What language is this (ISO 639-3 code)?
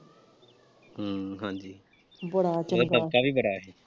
pan